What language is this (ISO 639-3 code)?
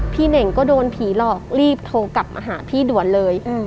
tha